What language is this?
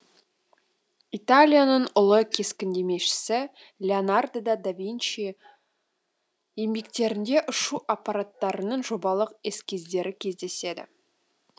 Kazakh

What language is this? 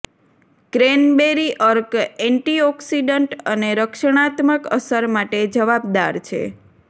Gujarati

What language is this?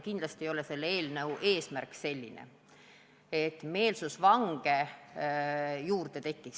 Estonian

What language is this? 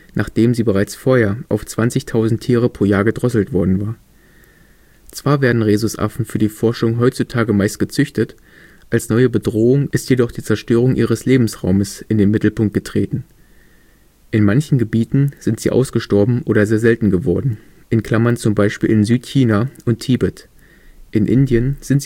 German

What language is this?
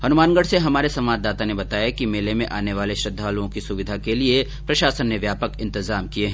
Hindi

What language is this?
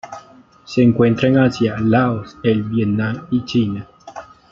Spanish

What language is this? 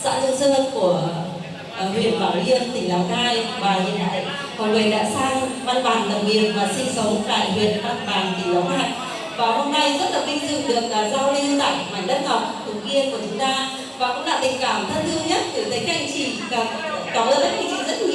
Vietnamese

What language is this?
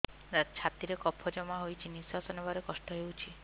Odia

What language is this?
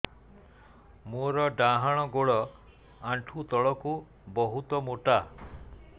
Odia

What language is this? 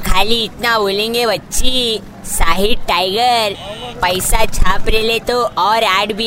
Hindi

